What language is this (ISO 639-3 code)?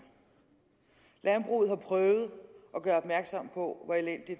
dan